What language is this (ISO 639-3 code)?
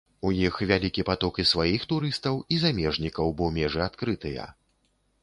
bel